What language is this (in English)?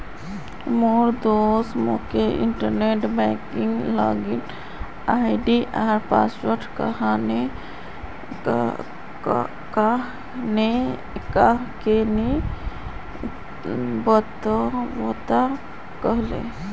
Magahi